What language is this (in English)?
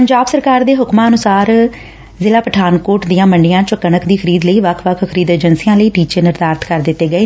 Punjabi